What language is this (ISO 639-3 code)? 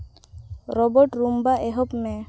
sat